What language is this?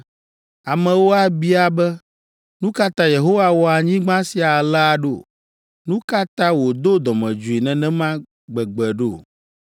Ewe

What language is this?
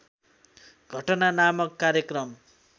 Nepali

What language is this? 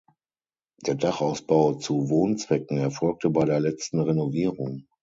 German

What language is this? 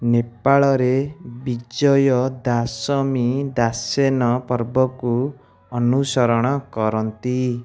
Odia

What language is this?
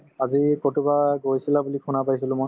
Assamese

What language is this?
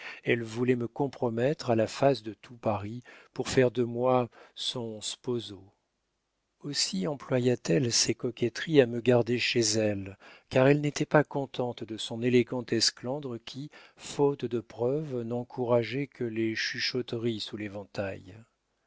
French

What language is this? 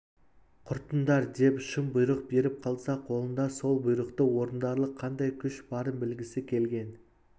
Kazakh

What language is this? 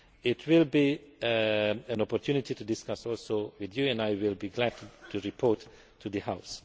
English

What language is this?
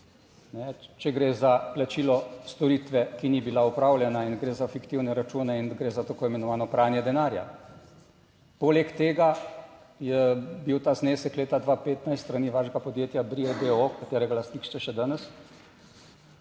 Slovenian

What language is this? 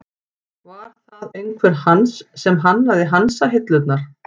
Icelandic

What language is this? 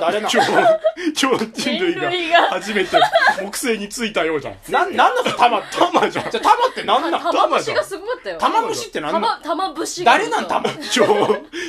Japanese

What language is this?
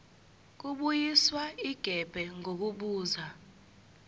Zulu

